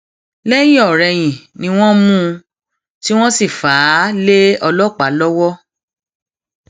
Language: Yoruba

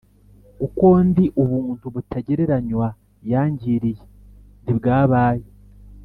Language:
Kinyarwanda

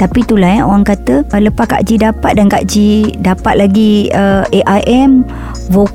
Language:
Malay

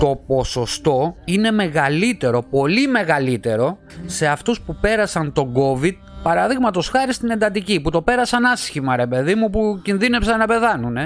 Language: Greek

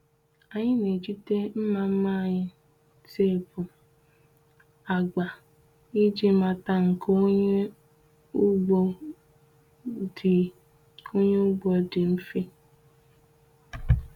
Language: Igbo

